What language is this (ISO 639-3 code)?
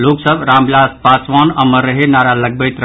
mai